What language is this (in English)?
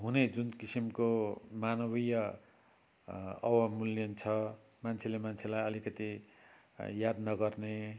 Nepali